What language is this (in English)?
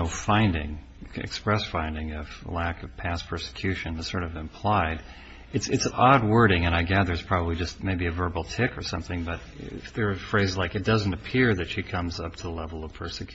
English